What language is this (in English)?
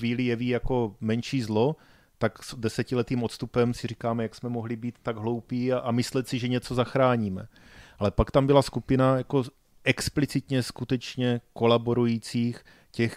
Czech